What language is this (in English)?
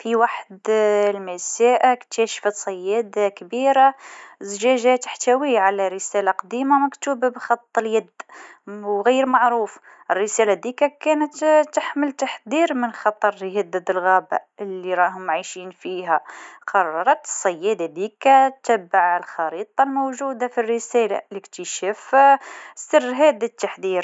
Tunisian Arabic